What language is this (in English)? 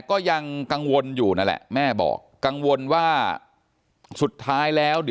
Thai